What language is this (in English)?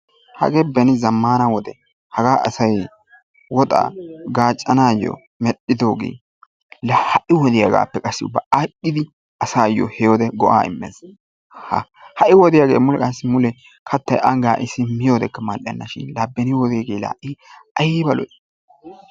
Wolaytta